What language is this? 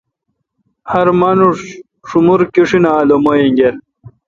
Kalkoti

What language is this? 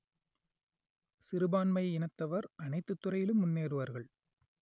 Tamil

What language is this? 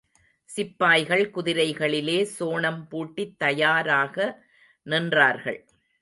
Tamil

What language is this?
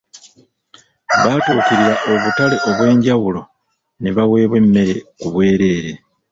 Ganda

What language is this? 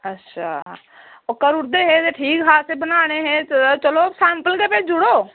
Dogri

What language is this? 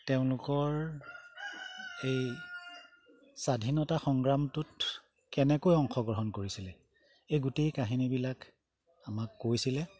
Assamese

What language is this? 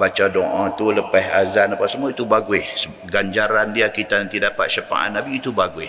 Malay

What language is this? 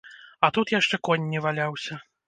Belarusian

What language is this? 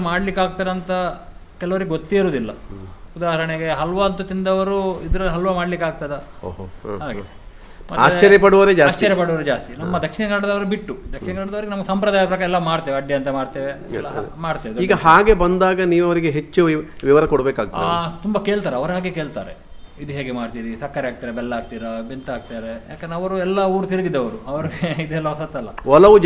Kannada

